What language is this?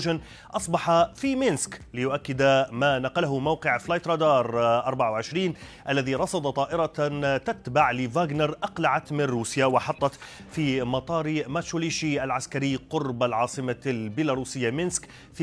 Arabic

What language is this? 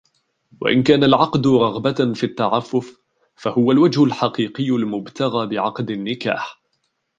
Arabic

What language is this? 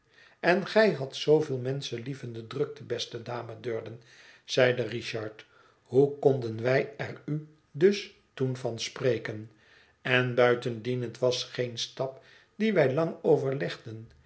Dutch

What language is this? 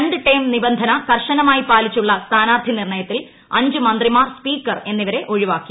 Malayalam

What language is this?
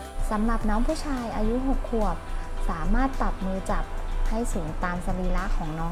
Thai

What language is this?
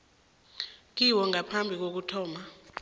South Ndebele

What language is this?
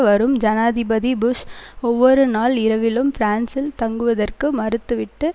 Tamil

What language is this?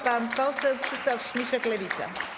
Polish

